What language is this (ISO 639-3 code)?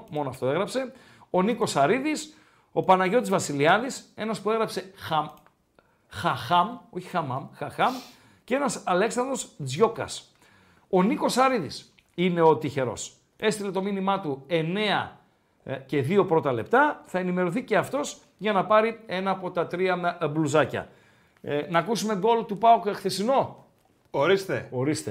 ell